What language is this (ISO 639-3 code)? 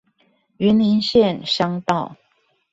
zho